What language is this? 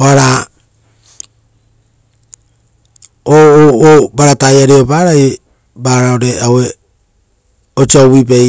Rotokas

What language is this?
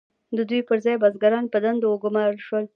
Pashto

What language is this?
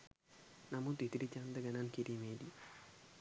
Sinhala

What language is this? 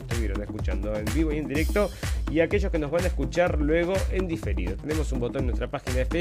Spanish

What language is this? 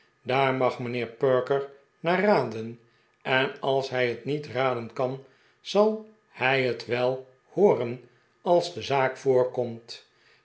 Dutch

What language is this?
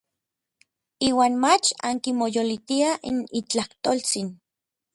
Orizaba Nahuatl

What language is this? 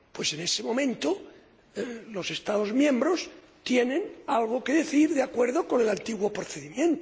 Spanish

